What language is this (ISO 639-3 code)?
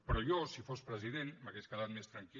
cat